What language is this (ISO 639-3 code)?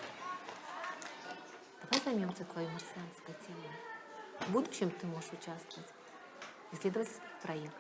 rus